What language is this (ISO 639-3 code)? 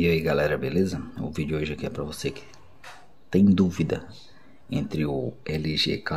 por